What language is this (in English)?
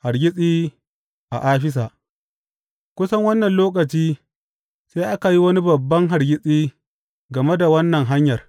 Hausa